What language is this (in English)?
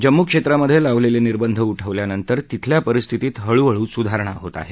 Marathi